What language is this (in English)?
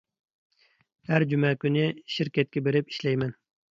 Uyghur